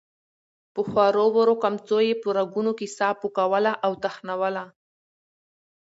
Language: Pashto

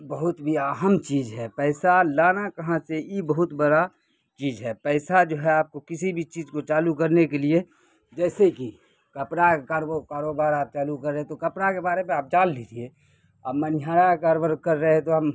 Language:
Urdu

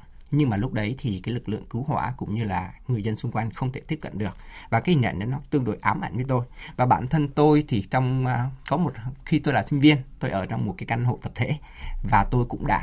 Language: Vietnamese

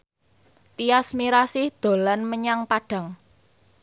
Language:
Javanese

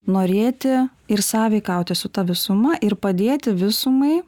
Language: Lithuanian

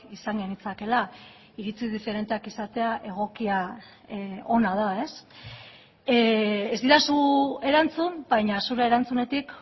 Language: Basque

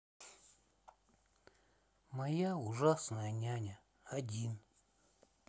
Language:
Russian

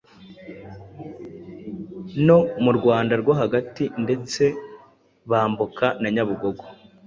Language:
Kinyarwanda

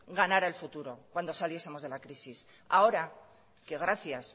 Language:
Spanish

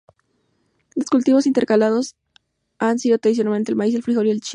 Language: Spanish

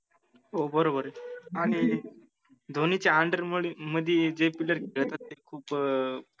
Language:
Marathi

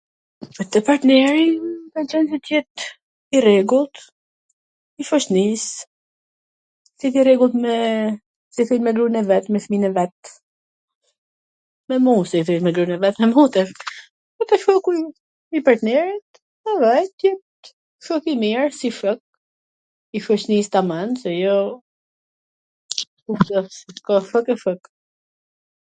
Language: Gheg Albanian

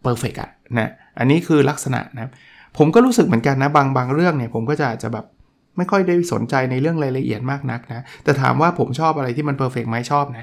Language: Thai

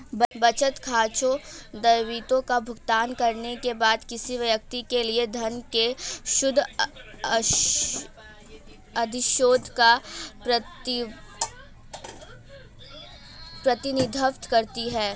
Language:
Hindi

